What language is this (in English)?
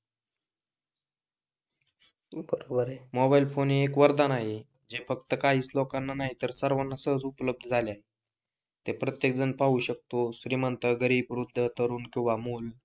Marathi